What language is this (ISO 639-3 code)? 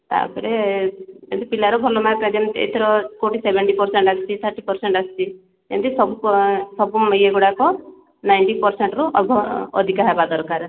ori